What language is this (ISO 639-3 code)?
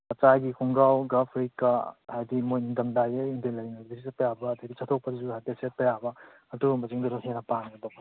mni